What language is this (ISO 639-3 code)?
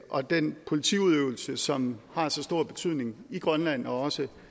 dan